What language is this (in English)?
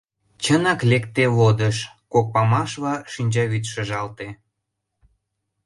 Mari